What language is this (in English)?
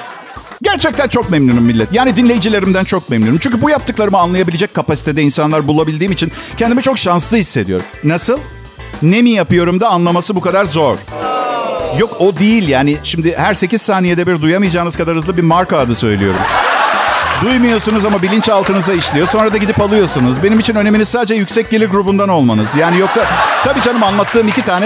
Turkish